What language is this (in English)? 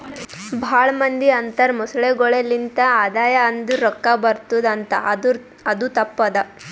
Kannada